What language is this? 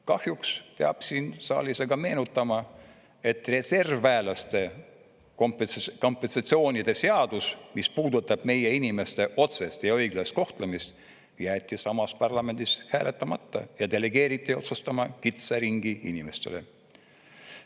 Estonian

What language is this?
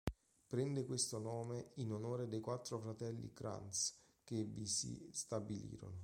Italian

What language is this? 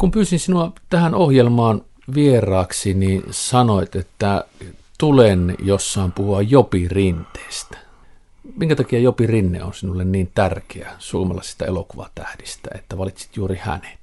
Finnish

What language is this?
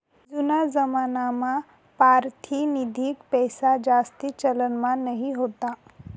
Marathi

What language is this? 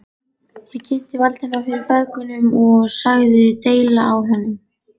Icelandic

